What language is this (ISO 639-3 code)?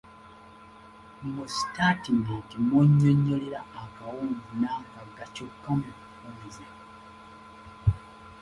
lug